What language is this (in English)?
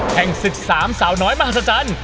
Thai